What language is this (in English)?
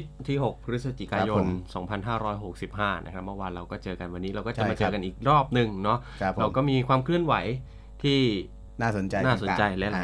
Thai